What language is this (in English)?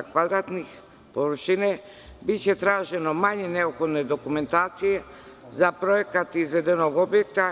Serbian